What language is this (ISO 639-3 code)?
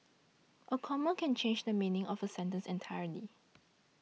eng